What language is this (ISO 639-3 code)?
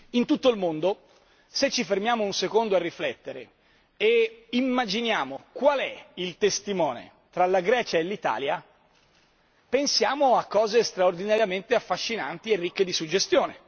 ita